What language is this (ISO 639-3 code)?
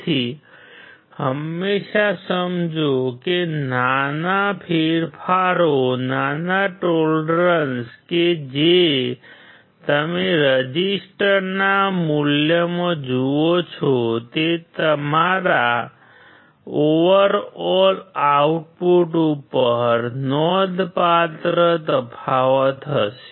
guj